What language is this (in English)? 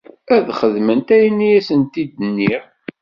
Kabyle